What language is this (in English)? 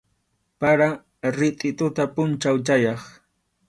Arequipa-La Unión Quechua